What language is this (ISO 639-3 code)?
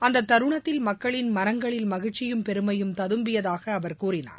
tam